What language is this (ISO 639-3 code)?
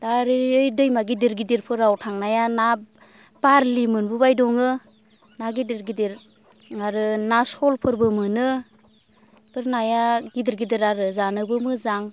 brx